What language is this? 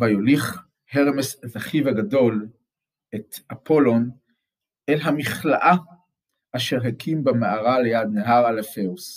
Hebrew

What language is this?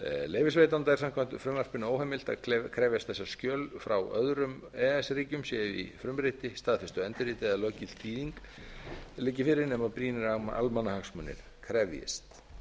Icelandic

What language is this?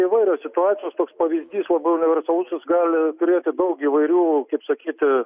Lithuanian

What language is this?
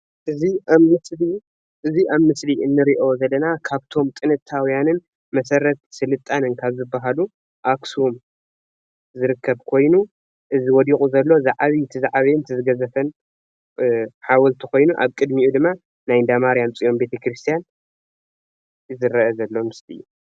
Tigrinya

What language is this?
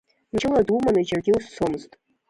Abkhazian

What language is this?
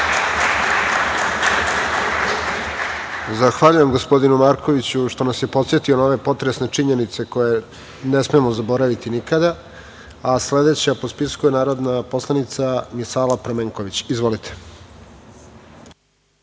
Serbian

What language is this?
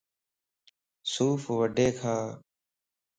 Lasi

